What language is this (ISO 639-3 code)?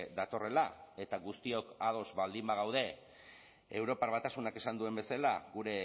eus